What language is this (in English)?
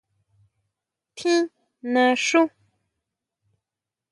Huautla Mazatec